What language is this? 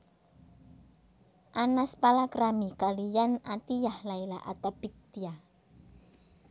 Javanese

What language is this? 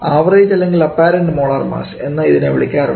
Malayalam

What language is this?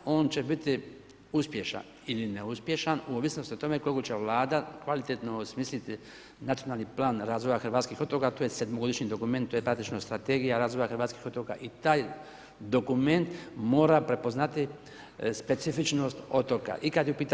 Croatian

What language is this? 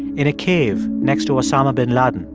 English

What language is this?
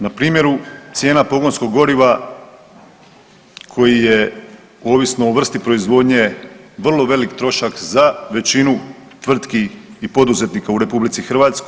Croatian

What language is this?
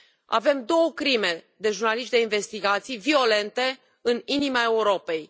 Romanian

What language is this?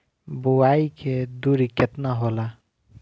Bhojpuri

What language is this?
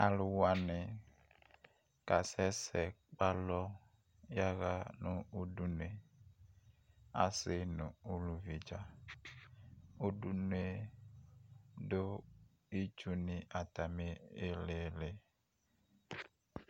Ikposo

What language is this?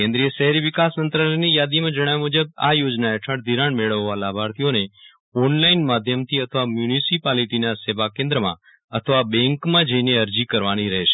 Gujarati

